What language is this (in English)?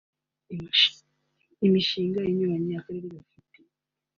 Kinyarwanda